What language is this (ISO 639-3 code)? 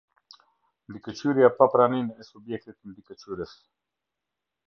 sqi